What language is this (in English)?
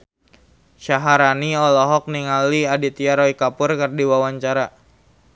Sundanese